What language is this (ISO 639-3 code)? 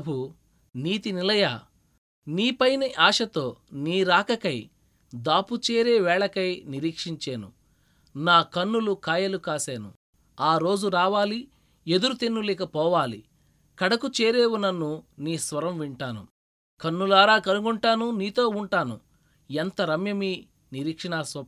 tel